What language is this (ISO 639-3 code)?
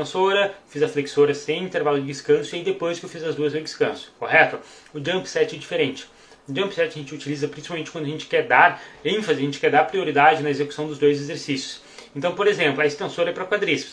por